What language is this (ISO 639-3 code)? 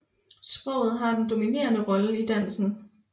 dan